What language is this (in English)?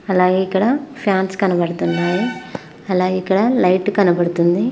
Telugu